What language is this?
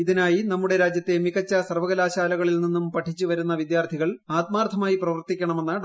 Malayalam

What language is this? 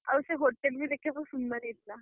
Odia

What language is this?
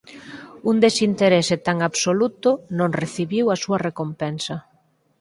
Galician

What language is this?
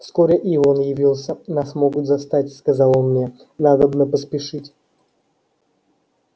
Russian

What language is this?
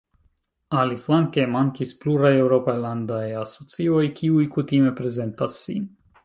Esperanto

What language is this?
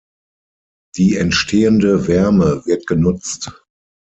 German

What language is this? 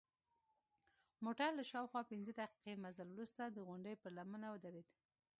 Pashto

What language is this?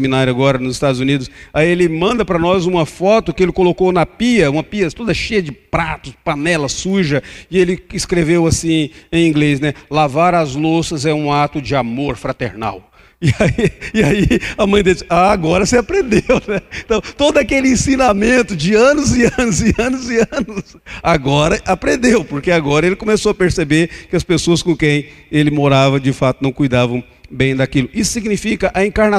Portuguese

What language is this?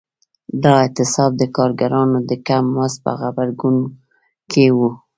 Pashto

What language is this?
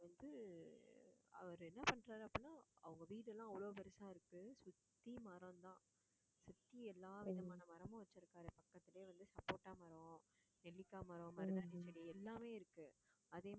Tamil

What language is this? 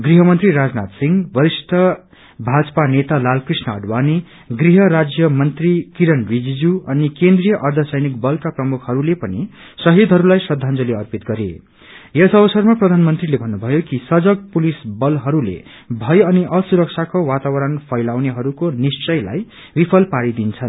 Nepali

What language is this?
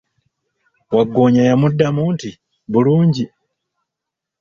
Ganda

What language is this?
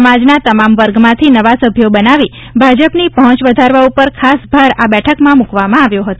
Gujarati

